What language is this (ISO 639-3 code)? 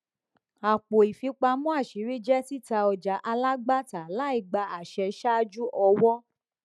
yor